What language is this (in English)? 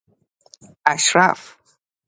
Persian